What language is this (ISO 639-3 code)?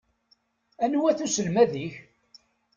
kab